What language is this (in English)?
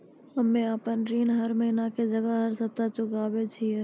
Maithili